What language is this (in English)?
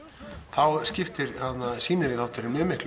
Icelandic